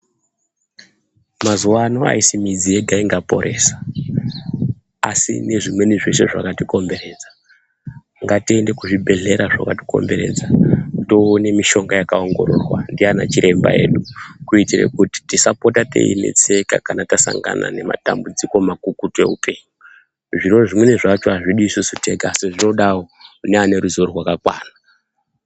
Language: Ndau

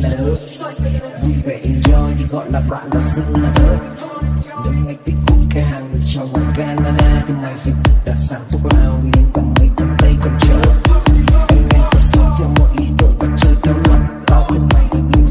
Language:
Vietnamese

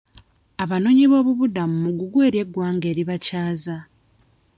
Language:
Ganda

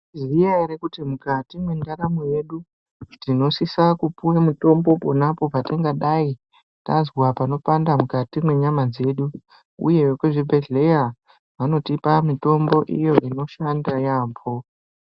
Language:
Ndau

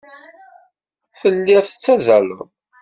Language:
Kabyle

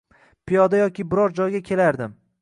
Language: Uzbek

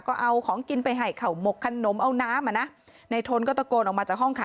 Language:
Thai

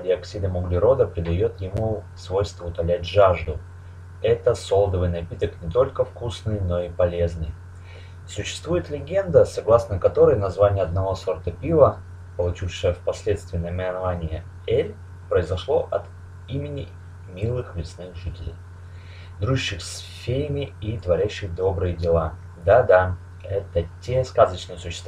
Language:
Russian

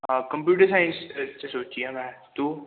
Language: Punjabi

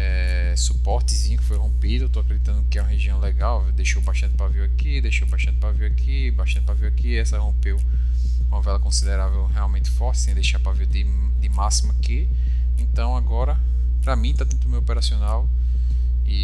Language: Portuguese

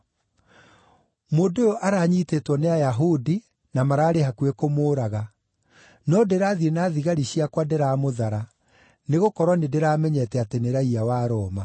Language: Kikuyu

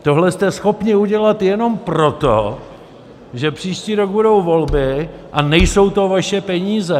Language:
Czech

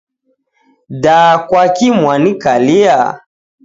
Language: Taita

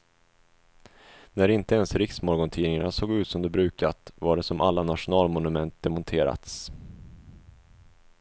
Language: Swedish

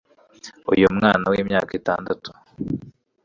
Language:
Kinyarwanda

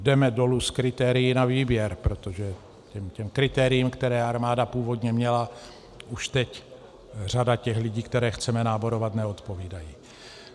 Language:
Czech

